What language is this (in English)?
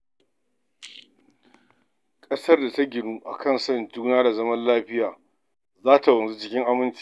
Hausa